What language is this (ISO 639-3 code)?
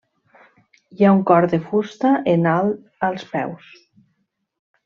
cat